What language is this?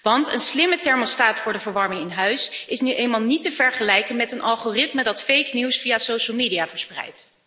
Dutch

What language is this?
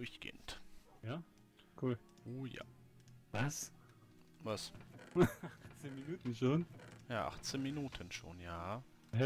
German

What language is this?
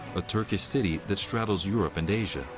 English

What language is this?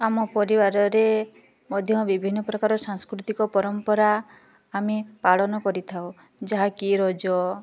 Odia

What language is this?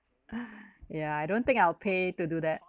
English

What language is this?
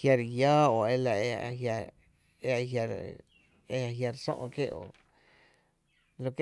Tepinapa Chinantec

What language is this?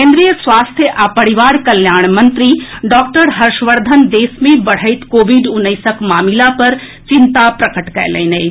Maithili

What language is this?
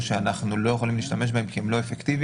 Hebrew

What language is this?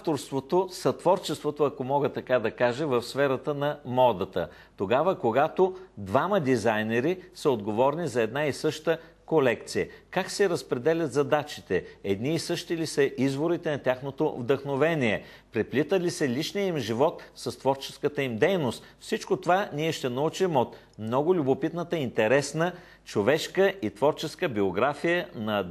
Bulgarian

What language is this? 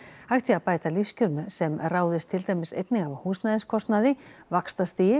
Icelandic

